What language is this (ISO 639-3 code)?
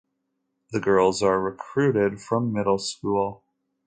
eng